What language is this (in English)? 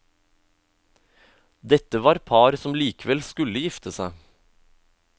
Norwegian